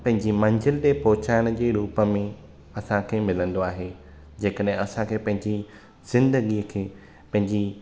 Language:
Sindhi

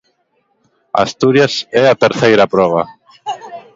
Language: Galician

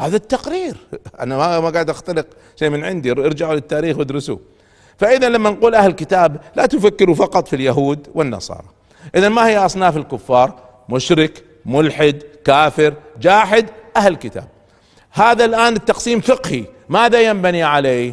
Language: Arabic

